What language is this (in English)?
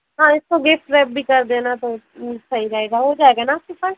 Hindi